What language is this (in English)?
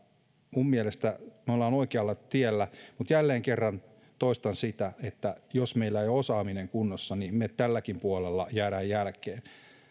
Finnish